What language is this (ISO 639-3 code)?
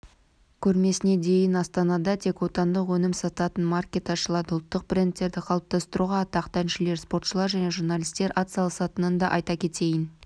kaz